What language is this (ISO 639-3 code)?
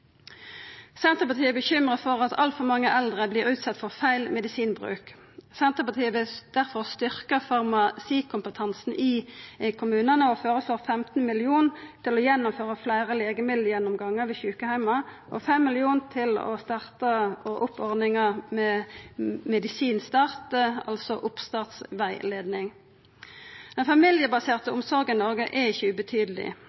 nno